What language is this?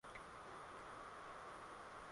Swahili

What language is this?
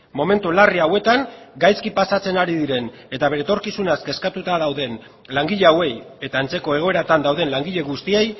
Basque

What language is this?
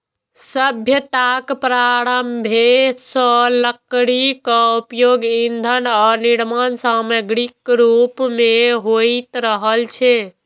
Maithili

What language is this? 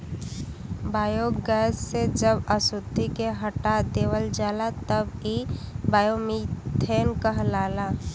Bhojpuri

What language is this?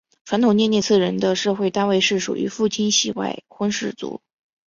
Chinese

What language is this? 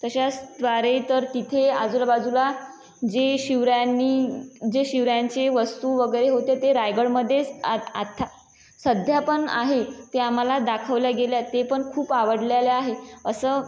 Marathi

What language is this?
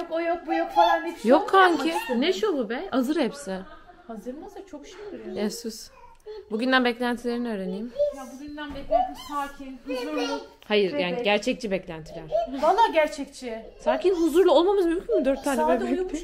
Turkish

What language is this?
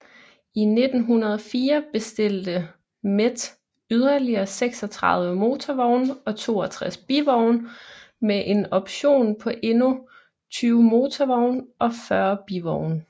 Danish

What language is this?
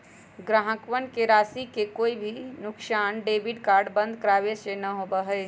Magahi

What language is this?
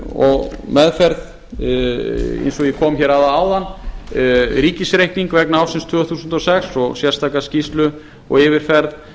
Icelandic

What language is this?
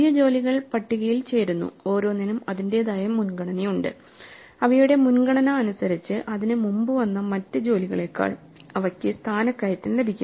Malayalam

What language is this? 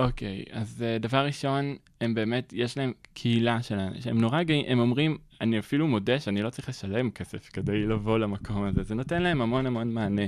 Hebrew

